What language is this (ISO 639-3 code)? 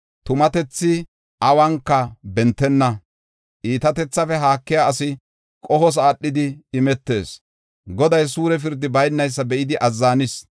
gof